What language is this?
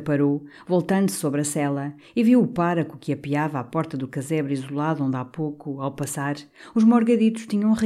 Portuguese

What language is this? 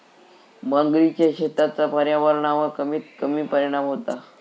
Marathi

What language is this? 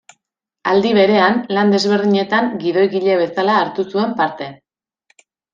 Basque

